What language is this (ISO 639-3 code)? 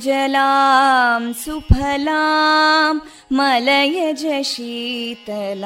kan